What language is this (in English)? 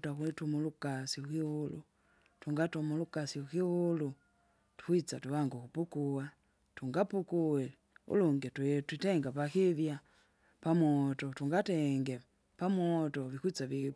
Kinga